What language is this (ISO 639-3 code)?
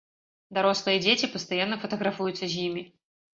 bel